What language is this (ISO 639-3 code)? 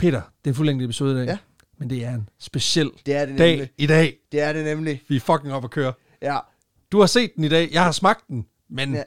dan